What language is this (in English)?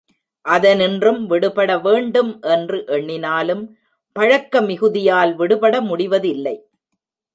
Tamil